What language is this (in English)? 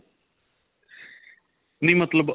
Punjabi